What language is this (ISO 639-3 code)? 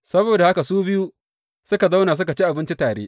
hau